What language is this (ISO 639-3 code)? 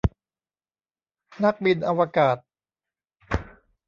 tha